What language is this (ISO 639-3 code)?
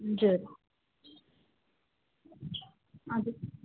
nep